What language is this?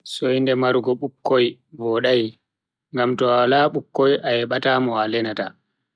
Bagirmi Fulfulde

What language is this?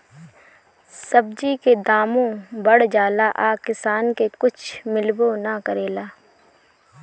Bhojpuri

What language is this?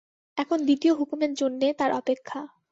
Bangla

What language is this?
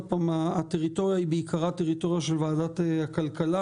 Hebrew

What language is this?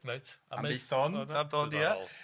Welsh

